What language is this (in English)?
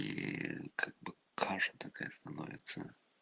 Russian